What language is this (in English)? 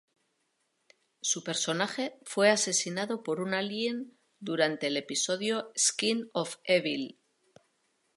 Spanish